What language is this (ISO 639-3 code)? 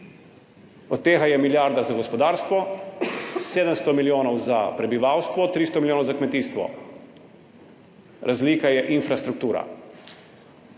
slv